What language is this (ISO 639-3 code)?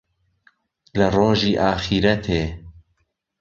ckb